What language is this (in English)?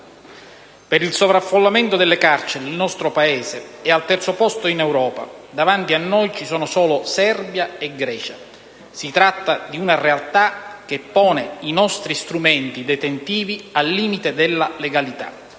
Italian